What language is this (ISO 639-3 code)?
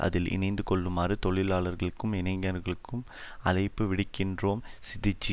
tam